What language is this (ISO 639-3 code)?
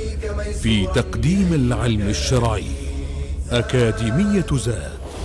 ara